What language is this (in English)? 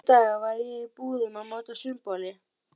Icelandic